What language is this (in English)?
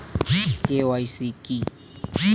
Bangla